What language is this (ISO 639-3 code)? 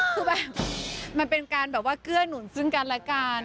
tha